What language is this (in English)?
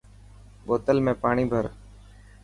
Dhatki